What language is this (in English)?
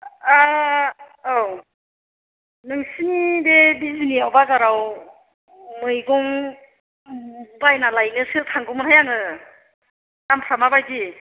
Bodo